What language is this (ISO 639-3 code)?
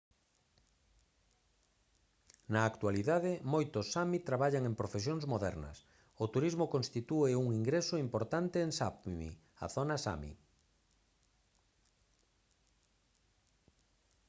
glg